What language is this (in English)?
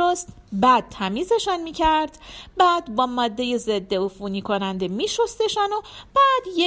Persian